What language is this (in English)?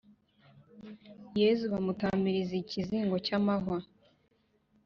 Kinyarwanda